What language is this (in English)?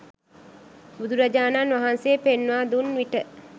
Sinhala